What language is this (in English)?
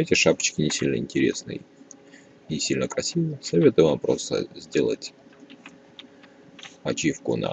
Russian